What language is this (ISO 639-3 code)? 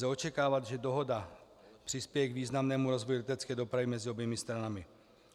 ces